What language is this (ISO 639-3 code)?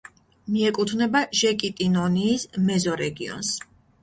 kat